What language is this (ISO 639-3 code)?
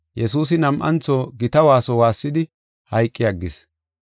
gof